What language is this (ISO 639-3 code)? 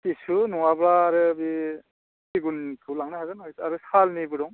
brx